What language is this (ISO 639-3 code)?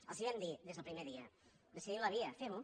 cat